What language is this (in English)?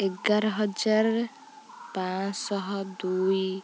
Odia